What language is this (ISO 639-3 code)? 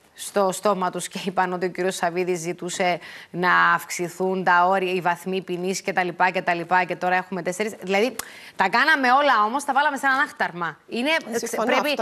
ell